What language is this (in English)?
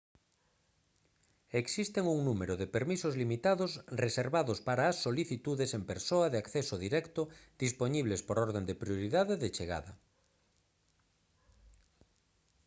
Galician